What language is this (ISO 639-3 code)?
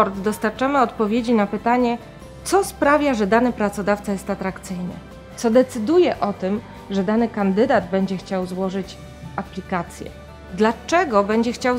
pol